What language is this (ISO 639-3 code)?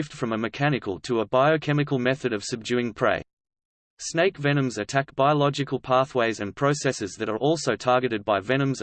eng